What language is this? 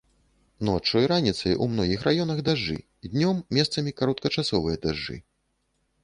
Belarusian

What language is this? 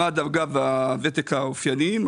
Hebrew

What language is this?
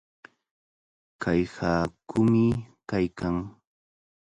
Cajatambo North Lima Quechua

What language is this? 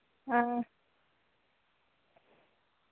Dogri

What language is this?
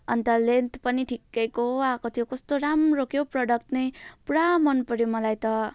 Nepali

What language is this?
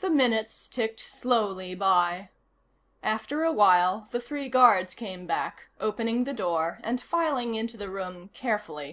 English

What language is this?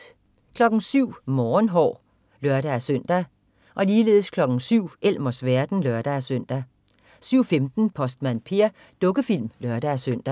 Danish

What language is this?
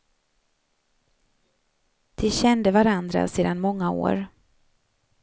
Swedish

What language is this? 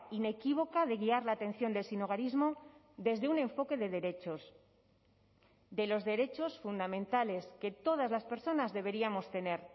Spanish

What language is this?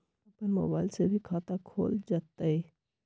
Magahi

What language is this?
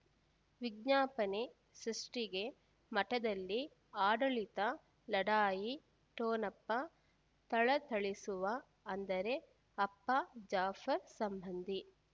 Kannada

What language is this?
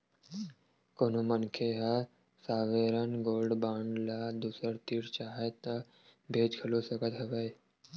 Chhattisgarhi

